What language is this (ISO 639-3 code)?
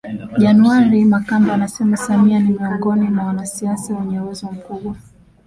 swa